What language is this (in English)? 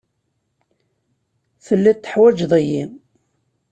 Kabyle